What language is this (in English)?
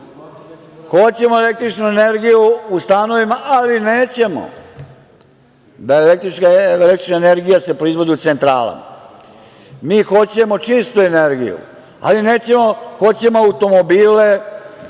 Serbian